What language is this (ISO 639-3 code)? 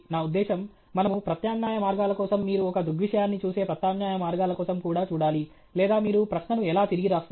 tel